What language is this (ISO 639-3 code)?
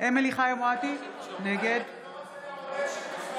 heb